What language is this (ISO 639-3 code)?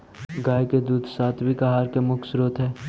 mag